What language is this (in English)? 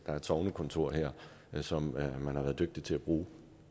Danish